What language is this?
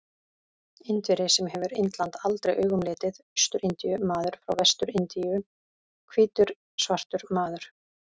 Icelandic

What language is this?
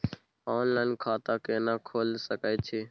Maithili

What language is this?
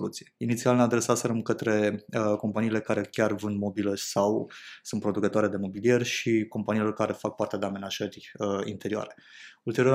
Romanian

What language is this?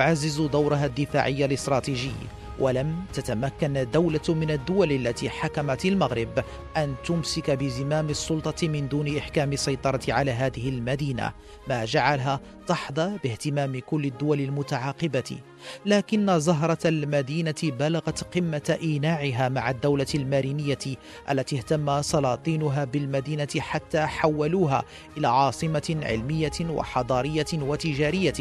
Arabic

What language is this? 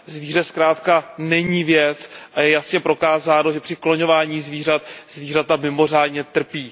Czech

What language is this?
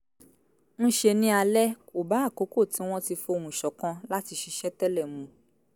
Yoruba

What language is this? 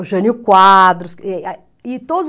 Portuguese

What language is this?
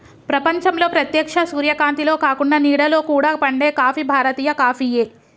Telugu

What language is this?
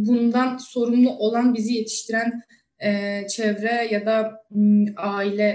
Turkish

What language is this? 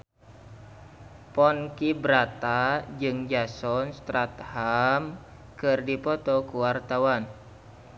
Sundanese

